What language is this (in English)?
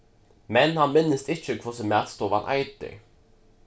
Faroese